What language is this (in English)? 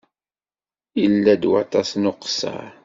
Kabyle